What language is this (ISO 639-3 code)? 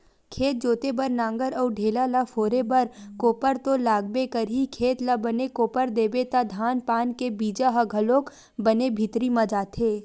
hne